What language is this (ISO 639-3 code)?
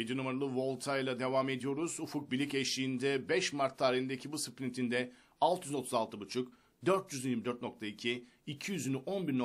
tur